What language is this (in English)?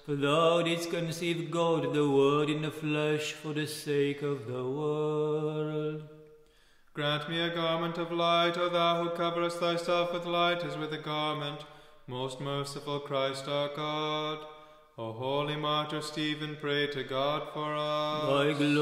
English